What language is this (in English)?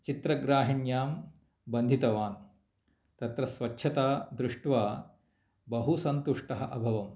Sanskrit